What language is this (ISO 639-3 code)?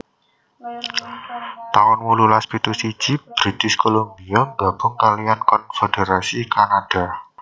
jav